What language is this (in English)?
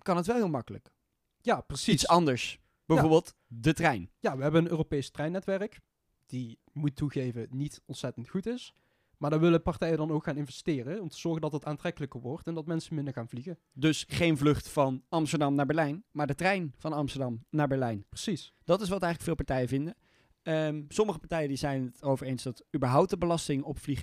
Dutch